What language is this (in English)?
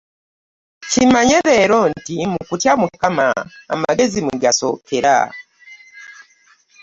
Ganda